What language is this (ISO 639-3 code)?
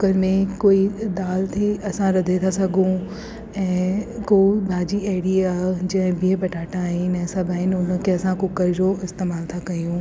snd